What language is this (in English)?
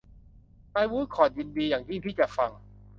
Thai